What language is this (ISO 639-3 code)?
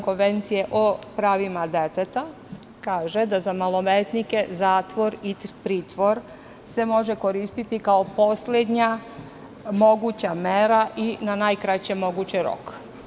srp